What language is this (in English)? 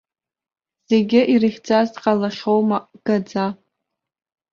Abkhazian